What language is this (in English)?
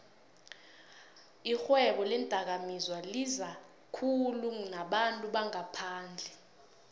South Ndebele